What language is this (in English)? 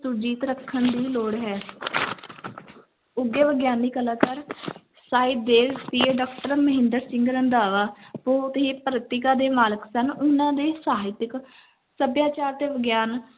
Punjabi